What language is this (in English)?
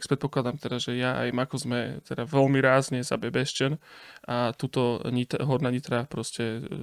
Slovak